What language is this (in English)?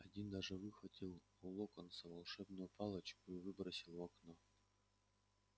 Russian